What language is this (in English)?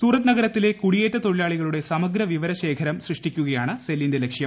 Malayalam